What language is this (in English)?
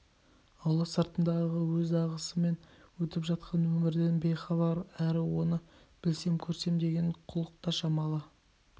Kazakh